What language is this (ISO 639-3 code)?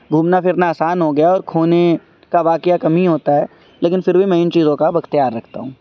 urd